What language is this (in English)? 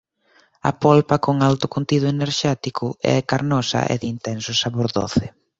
Galician